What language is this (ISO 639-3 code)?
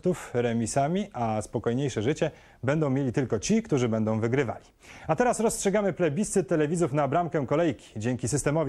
pol